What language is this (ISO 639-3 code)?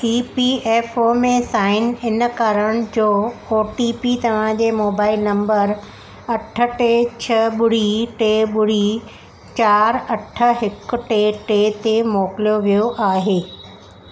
snd